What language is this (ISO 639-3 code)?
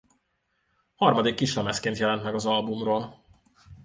hun